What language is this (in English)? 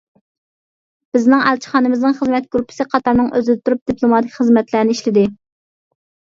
Uyghur